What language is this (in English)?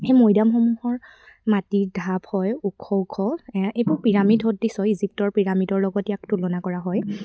Assamese